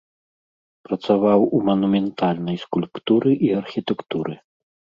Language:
Belarusian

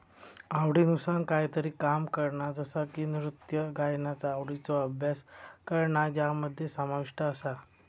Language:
Marathi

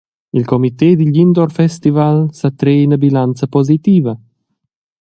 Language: Romansh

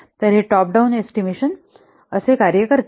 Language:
Marathi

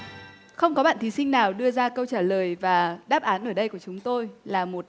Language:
Vietnamese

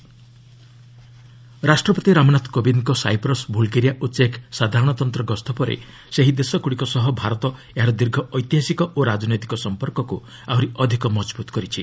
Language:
Odia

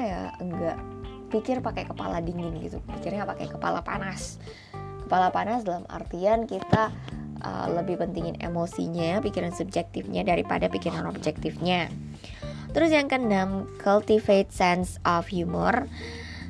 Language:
Indonesian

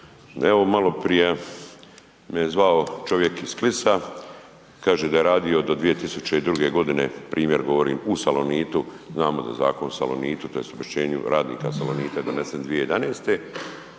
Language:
Croatian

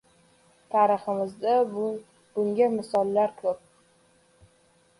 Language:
Uzbek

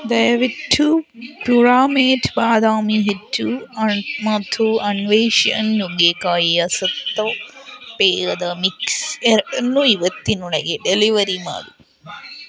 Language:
Kannada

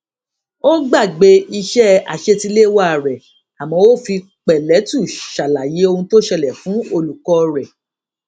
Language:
Yoruba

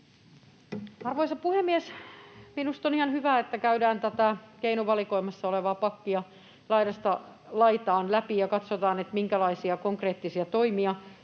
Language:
Finnish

